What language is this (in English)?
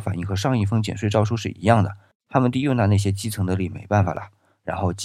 Chinese